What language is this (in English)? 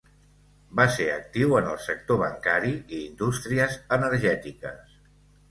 Catalan